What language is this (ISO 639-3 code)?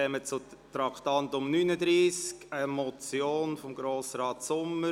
gsw